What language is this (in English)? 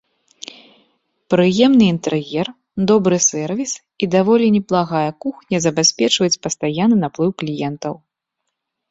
Belarusian